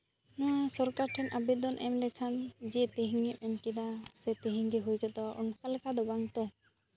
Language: Santali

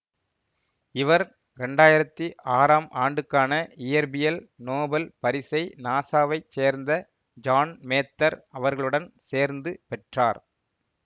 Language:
Tamil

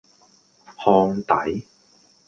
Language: Cantonese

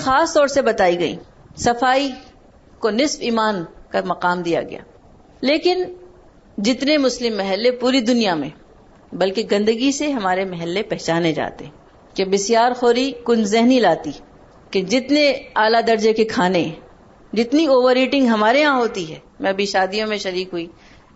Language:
Urdu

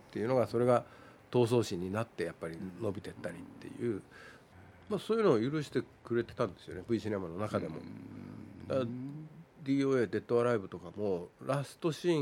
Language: Japanese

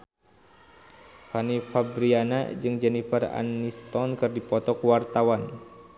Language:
Sundanese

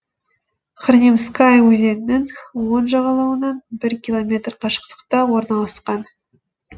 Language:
Kazakh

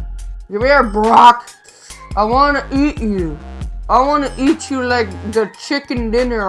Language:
English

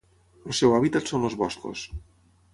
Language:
Catalan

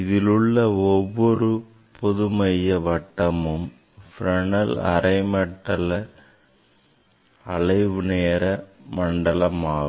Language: Tamil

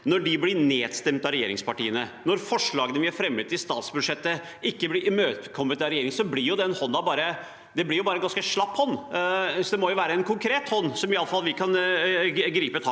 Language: Norwegian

